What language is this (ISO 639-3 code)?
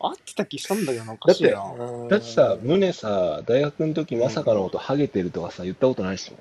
jpn